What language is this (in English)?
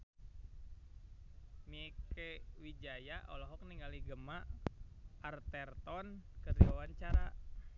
Sundanese